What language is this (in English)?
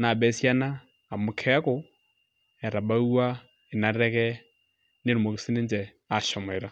Masai